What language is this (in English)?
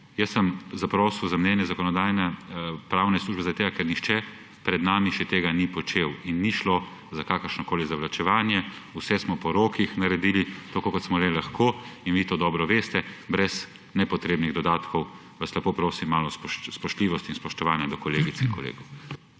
Slovenian